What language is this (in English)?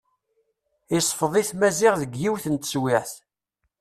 Kabyle